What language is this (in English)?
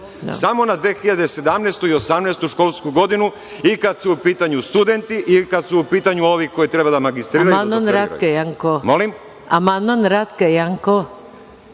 Serbian